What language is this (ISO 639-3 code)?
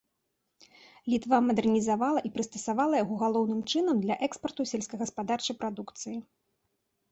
bel